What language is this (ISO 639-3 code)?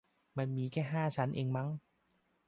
tha